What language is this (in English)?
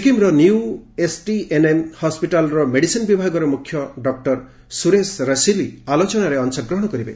Odia